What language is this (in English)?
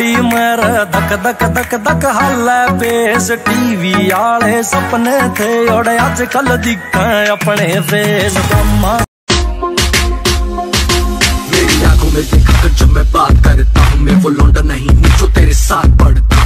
Hindi